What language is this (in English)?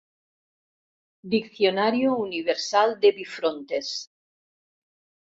Catalan